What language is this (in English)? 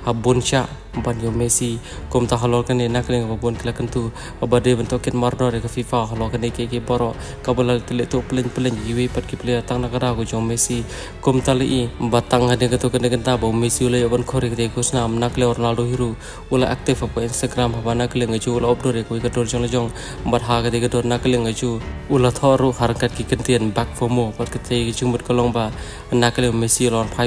Indonesian